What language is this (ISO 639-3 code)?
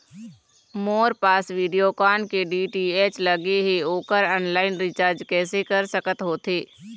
hne